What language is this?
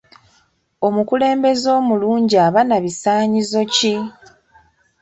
Ganda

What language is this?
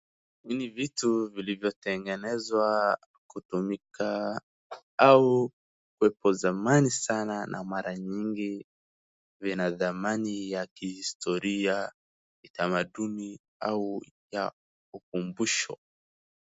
Swahili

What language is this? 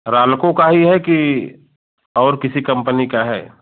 Hindi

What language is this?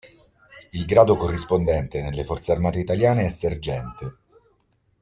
Italian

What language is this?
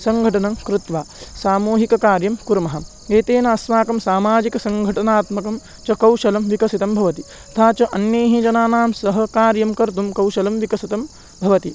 Sanskrit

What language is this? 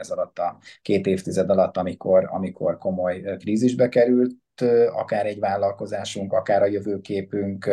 Hungarian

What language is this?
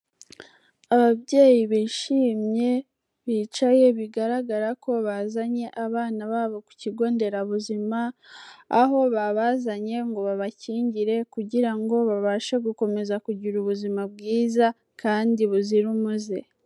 Kinyarwanda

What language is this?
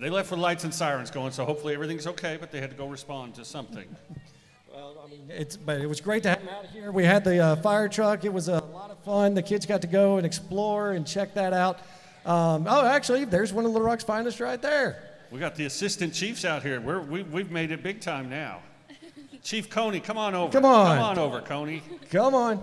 English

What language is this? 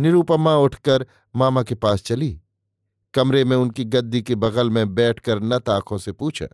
Hindi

